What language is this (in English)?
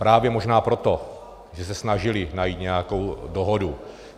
Czech